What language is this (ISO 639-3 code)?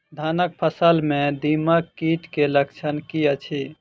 mai